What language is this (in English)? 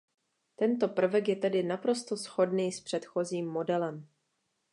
Czech